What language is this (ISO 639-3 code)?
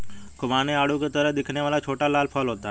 hin